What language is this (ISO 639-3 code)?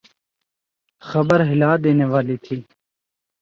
urd